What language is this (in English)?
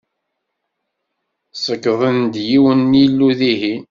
Kabyle